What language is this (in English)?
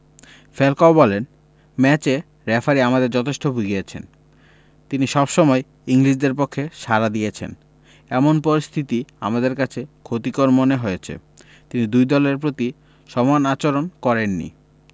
Bangla